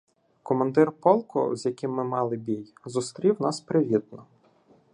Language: Ukrainian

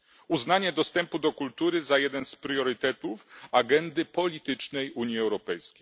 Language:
Polish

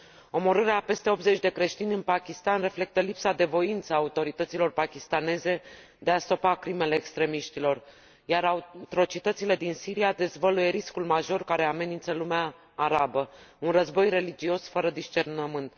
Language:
Romanian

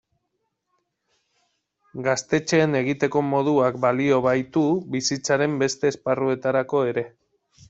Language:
Basque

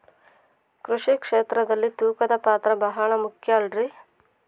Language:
Kannada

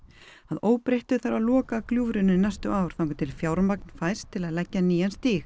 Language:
Icelandic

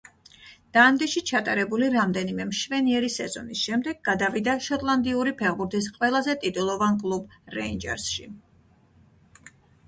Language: Georgian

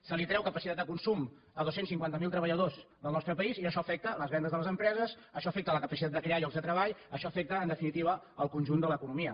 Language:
Catalan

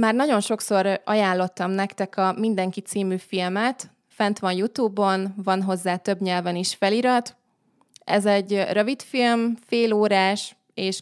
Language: Hungarian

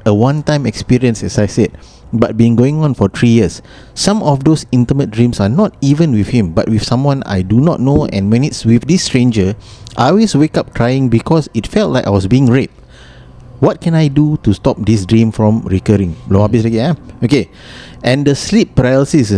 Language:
Malay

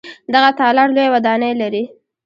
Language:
Pashto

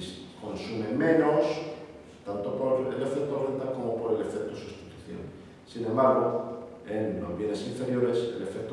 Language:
Spanish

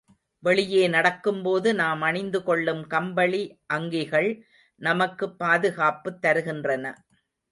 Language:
Tamil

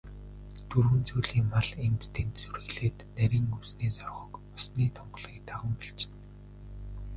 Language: Mongolian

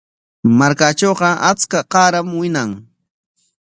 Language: Corongo Ancash Quechua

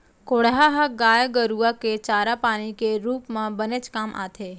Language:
Chhattisgarhi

